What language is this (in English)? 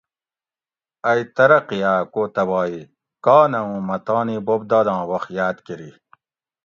Gawri